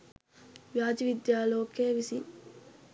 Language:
Sinhala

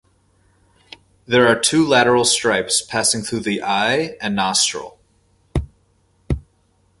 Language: English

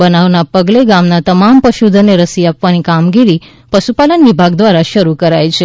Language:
Gujarati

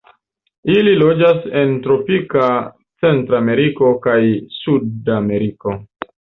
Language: Esperanto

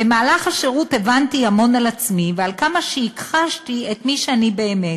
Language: Hebrew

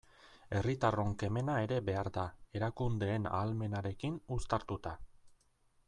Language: Basque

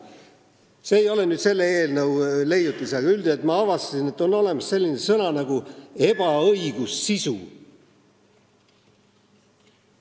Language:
Estonian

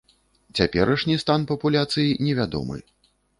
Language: Belarusian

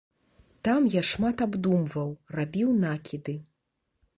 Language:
Belarusian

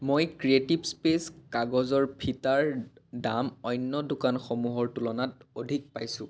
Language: Assamese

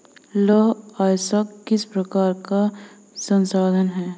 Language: Hindi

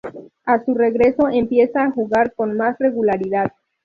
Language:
Spanish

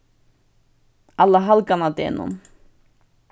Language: Faroese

